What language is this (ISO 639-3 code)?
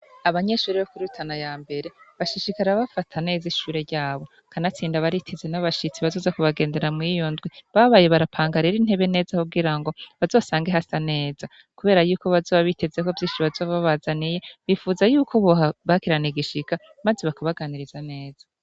run